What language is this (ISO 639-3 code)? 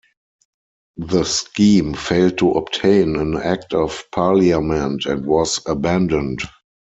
eng